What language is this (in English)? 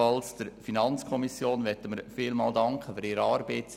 Swiss German